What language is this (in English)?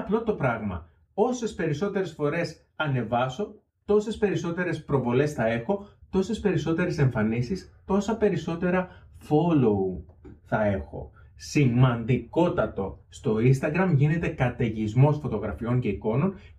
Greek